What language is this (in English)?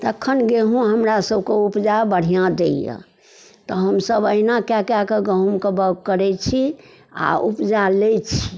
Maithili